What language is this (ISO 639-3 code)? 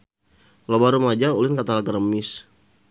sun